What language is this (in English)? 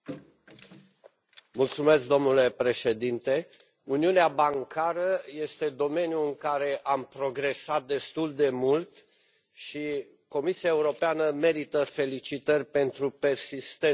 Romanian